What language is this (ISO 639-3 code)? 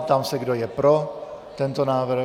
ces